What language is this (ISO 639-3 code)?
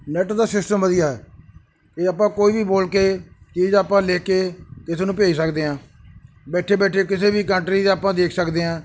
pan